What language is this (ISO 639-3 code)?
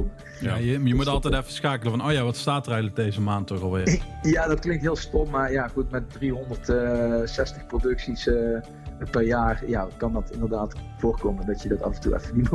nld